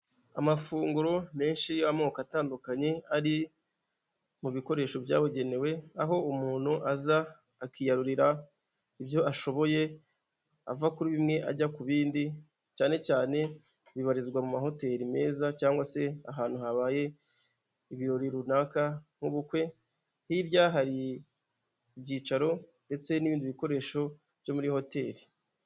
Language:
Kinyarwanda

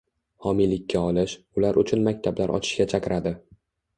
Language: Uzbek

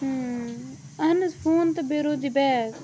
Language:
Kashmiri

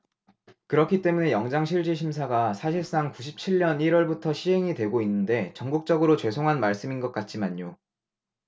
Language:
Korean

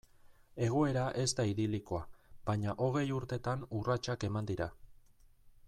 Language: Basque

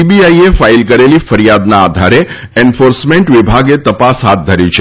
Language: Gujarati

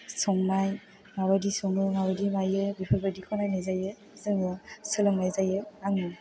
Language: Bodo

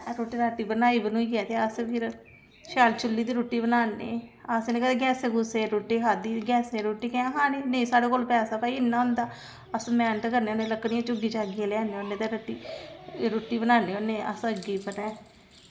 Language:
Dogri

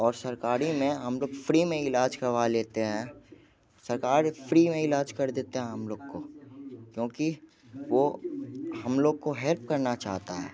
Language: Hindi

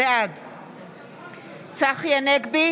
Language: Hebrew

